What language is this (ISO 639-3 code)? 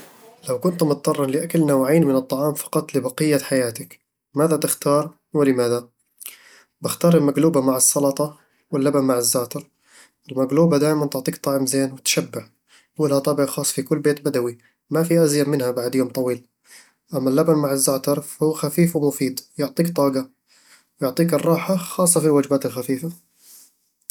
avl